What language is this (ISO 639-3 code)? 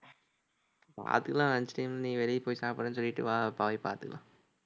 tam